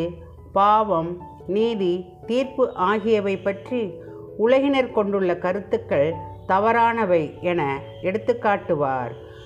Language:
Tamil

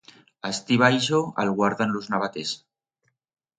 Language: Aragonese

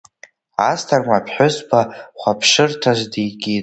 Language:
Abkhazian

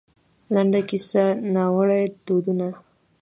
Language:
Pashto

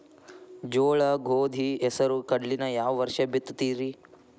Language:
Kannada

